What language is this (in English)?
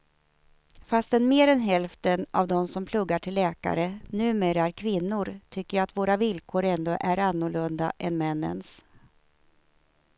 Swedish